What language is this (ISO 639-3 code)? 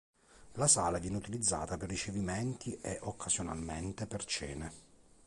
ita